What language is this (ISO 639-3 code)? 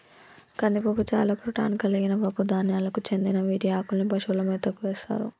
tel